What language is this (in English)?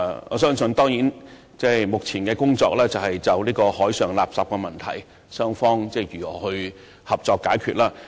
Cantonese